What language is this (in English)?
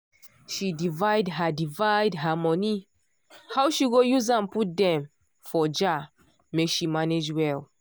Nigerian Pidgin